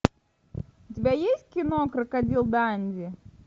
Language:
Russian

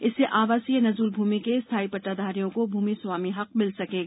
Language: Hindi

